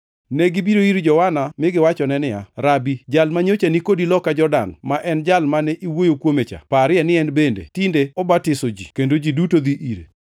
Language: Luo (Kenya and Tanzania)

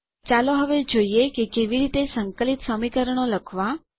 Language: Gujarati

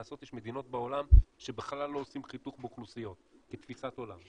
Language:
Hebrew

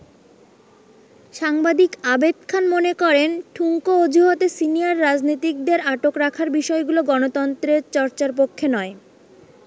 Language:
Bangla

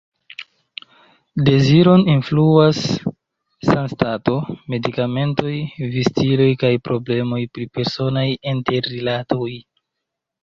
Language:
Esperanto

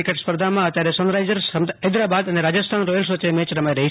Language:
Gujarati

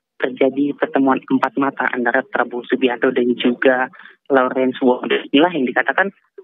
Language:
Indonesian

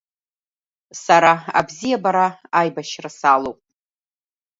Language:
Abkhazian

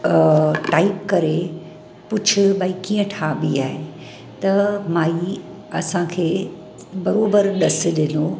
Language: Sindhi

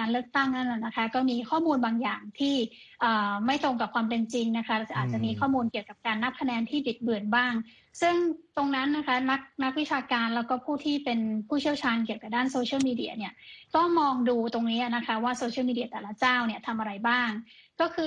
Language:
Thai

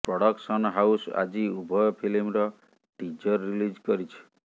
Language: Odia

